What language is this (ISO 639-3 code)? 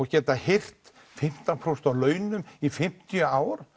isl